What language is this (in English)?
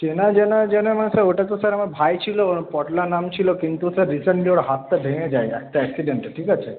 Bangla